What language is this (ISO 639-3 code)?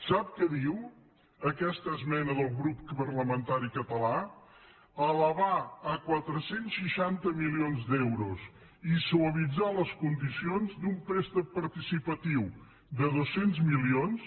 cat